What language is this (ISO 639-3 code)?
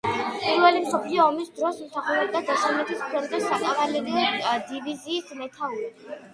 kat